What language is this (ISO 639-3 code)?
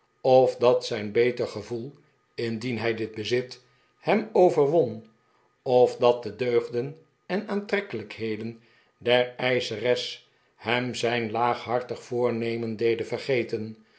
nld